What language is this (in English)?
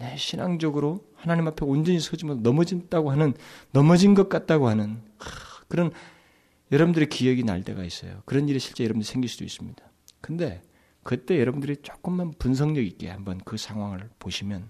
Korean